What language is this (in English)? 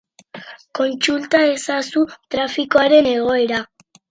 Basque